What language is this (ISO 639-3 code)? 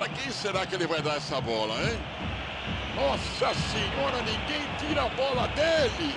por